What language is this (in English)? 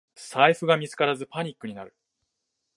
Japanese